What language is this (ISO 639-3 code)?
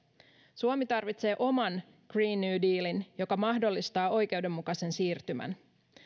fin